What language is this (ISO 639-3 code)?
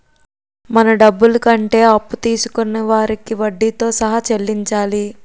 tel